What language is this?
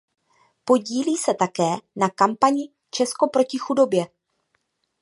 Czech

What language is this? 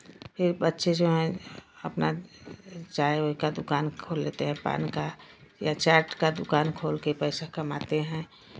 Hindi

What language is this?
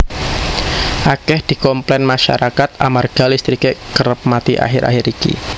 Javanese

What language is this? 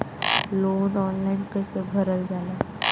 Bhojpuri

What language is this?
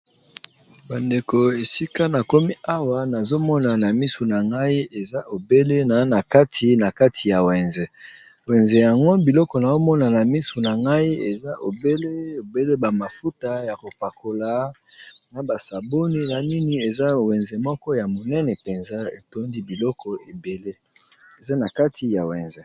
Lingala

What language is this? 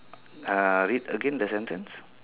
English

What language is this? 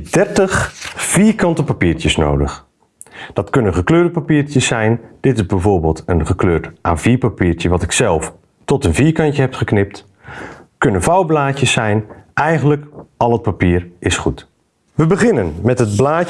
Dutch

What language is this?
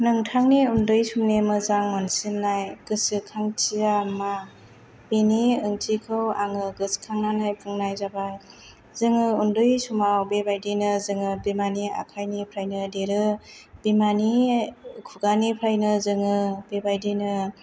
Bodo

